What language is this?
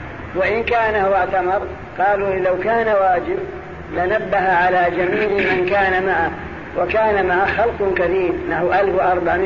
Arabic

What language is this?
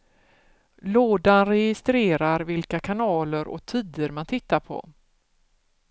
Swedish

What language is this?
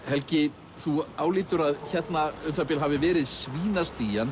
Icelandic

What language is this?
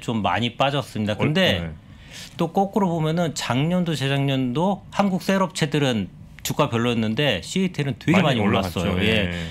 Korean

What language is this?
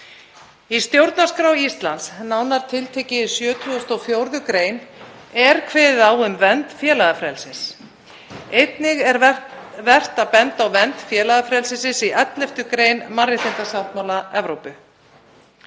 Icelandic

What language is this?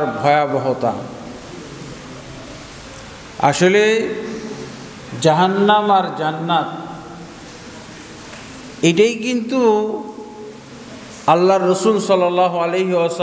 Arabic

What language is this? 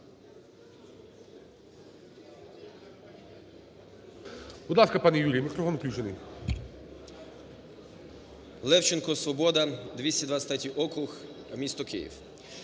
Ukrainian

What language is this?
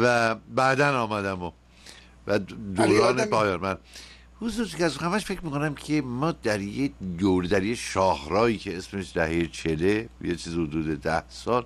Persian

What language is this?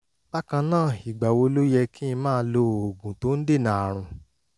Yoruba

